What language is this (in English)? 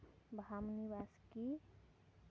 Santali